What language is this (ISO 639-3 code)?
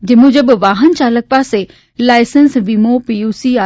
guj